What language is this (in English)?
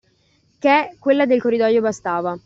Italian